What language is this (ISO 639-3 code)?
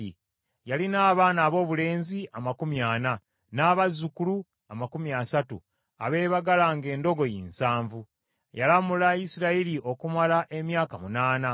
lug